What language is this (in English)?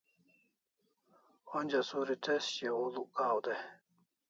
Kalasha